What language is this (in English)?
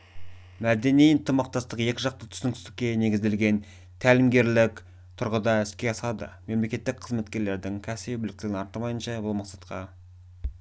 Kazakh